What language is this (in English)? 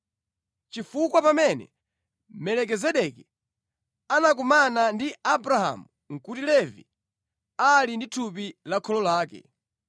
Nyanja